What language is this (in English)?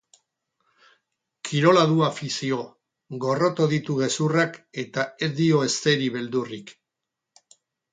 Basque